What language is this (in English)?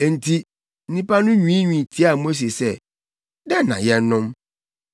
Akan